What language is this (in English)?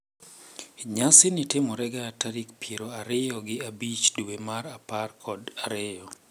Luo (Kenya and Tanzania)